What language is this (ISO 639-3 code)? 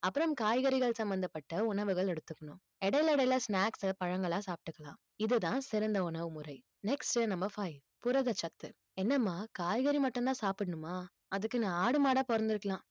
tam